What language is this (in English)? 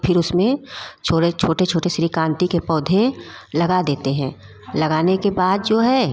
Hindi